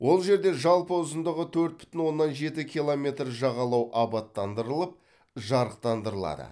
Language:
Kazakh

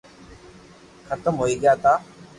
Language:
Loarki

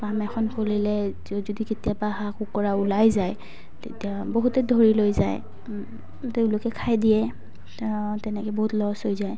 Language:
Assamese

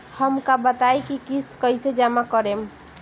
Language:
Bhojpuri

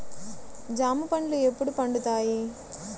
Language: Telugu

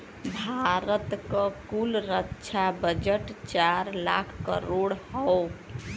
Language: Bhojpuri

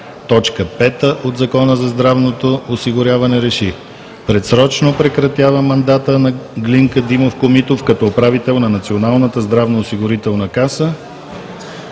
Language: Bulgarian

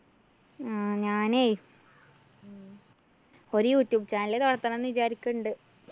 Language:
Malayalam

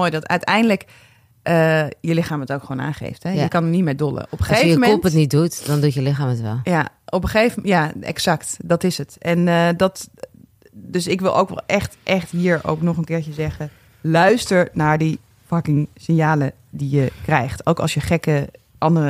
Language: Dutch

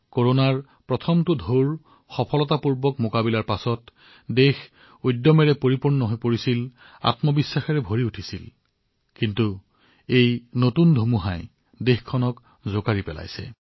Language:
Assamese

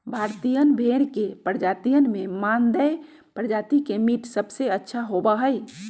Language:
Magahi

